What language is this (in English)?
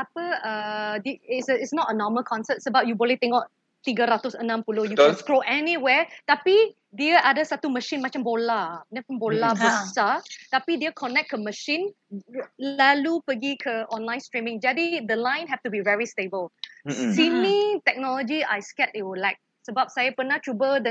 Malay